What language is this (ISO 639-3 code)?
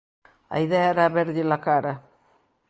glg